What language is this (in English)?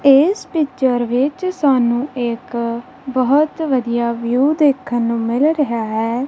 Punjabi